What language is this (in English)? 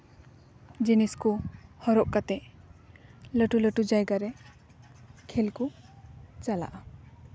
Santali